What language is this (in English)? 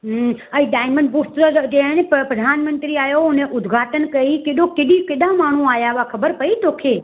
Sindhi